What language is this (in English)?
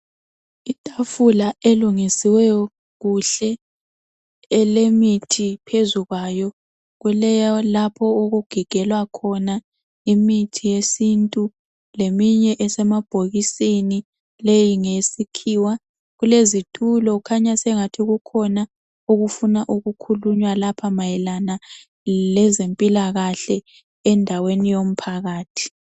North Ndebele